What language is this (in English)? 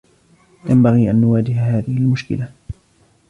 Arabic